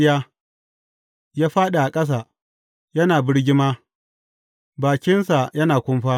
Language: Hausa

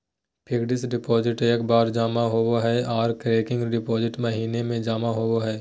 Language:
Magahi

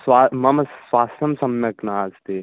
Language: Sanskrit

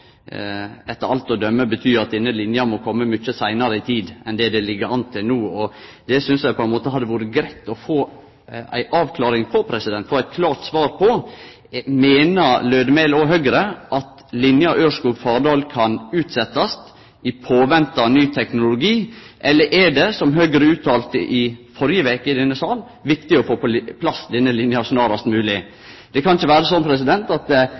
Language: Norwegian Nynorsk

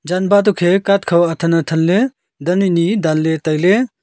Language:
Wancho Naga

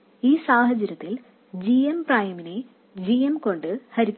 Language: Malayalam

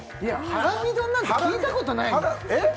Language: Japanese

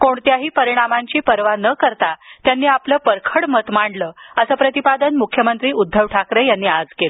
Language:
Marathi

